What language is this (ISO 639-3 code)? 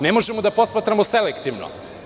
srp